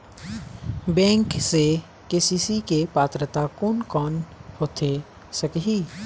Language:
Chhattisgarhi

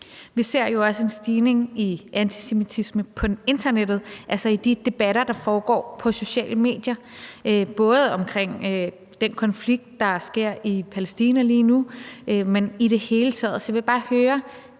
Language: Danish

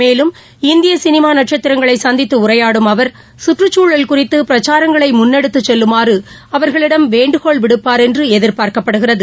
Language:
Tamil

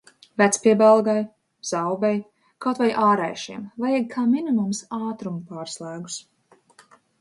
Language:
Latvian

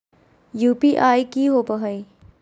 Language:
Magahi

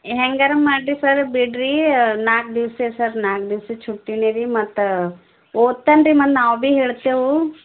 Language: Kannada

